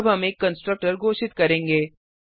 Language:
Hindi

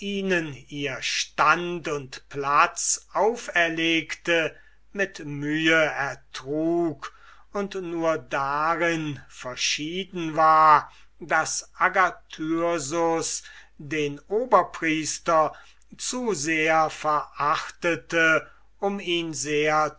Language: German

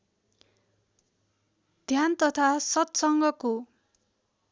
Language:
Nepali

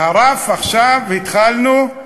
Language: Hebrew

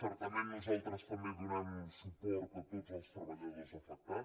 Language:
Catalan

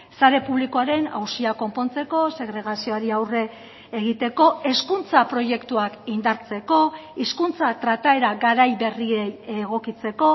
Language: Basque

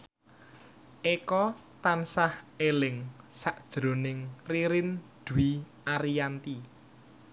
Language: Javanese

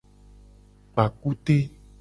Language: Gen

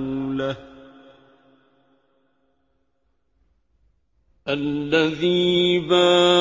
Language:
Arabic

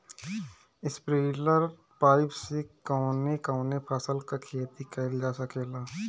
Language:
Bhojpuri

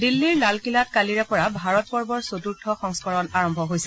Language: Assamese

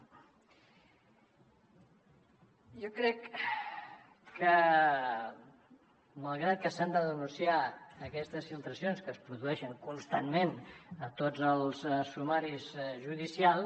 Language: Catalan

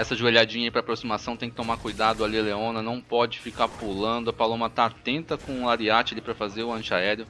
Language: Portuguese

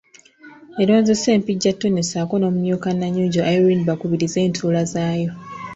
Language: Ganda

